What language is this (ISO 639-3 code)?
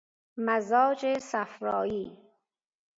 fas